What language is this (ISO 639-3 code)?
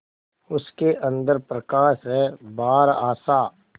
hin